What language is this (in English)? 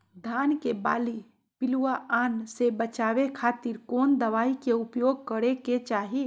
Magahi